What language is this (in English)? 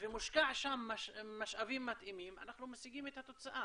Hebrew